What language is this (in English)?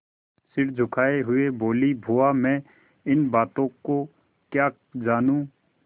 Hindi